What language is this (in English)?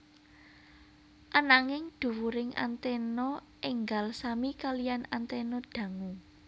Javanese